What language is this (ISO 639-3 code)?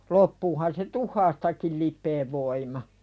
fin